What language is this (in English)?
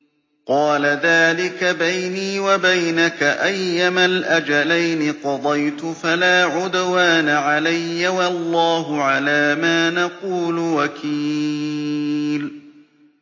Arabic